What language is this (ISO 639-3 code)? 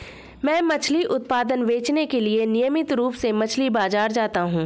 hin